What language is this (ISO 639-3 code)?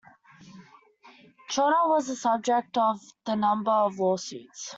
eng